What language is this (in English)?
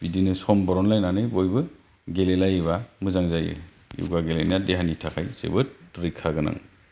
Bodo